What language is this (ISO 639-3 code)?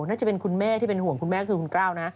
tha